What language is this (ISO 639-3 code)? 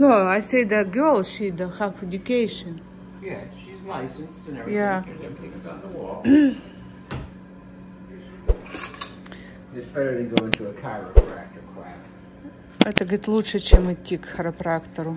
rus